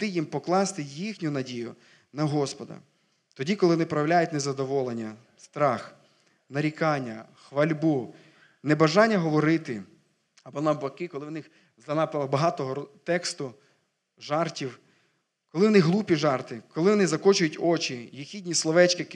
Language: Ukrainian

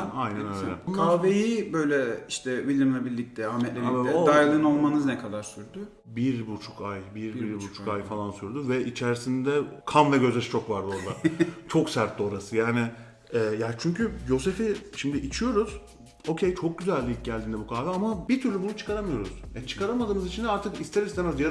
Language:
Turkish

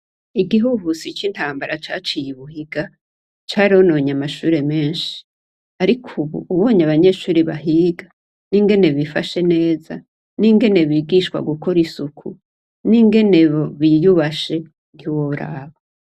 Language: Rundi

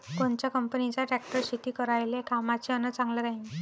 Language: Marathi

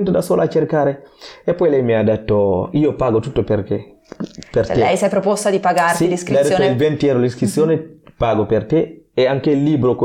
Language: Italian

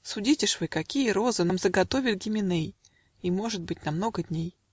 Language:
Russian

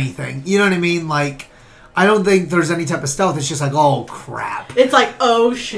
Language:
English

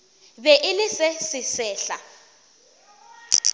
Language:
Northern Sotho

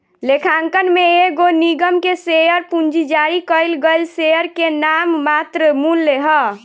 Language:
Bhojpuri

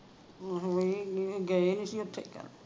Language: Punjabi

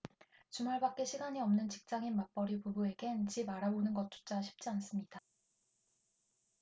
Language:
Korean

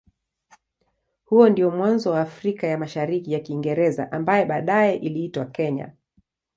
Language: Swahili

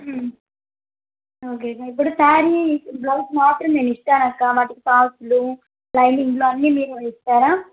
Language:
Telugu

